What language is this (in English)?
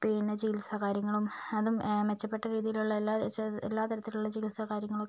Malayalam